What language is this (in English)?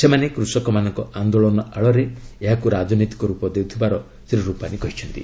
Odia